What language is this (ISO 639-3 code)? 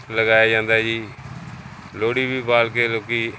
pan